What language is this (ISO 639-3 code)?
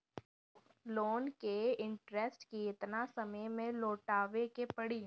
bho